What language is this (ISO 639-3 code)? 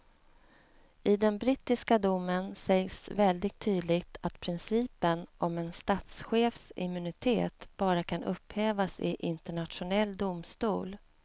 swe